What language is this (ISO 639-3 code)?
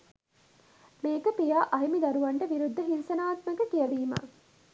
sin